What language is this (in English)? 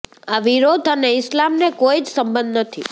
Gujarati